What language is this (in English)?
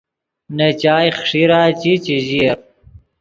Yidgha